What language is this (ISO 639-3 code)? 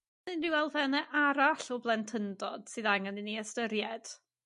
cym